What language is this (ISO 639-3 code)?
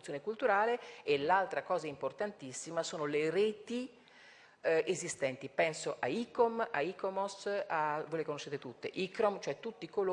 ita